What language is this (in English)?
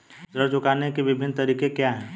Hindi